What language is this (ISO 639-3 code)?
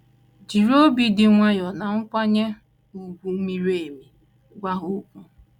ibo